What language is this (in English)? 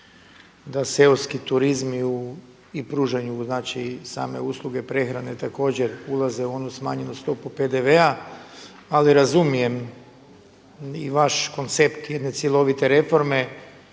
Croatian